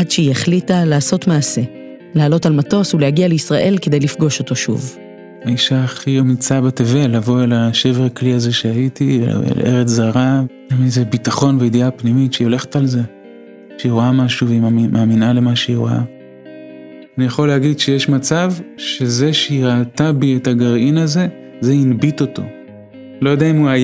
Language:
Hebrew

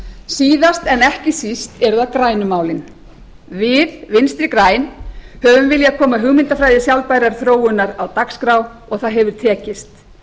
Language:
Icelandic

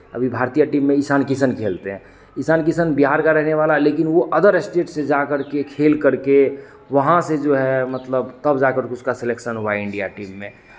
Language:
Hindi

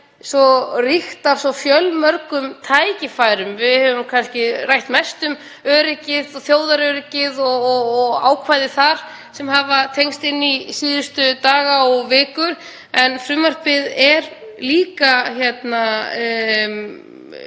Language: Icelandic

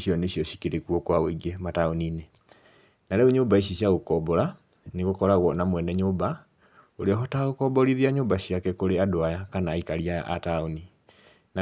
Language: Kikuyu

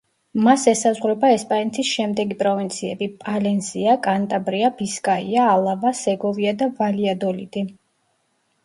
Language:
Georgian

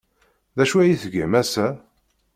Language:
Kabyle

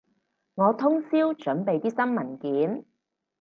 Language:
Cantonese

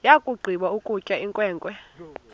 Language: Xhosa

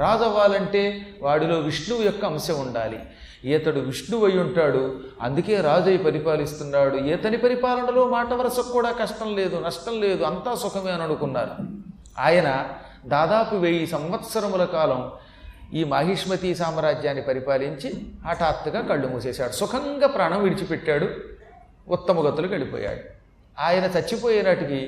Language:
Telugu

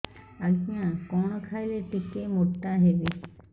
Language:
Odia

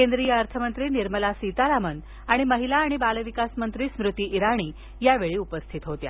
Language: Marathi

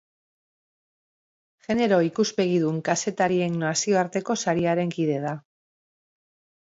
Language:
Basque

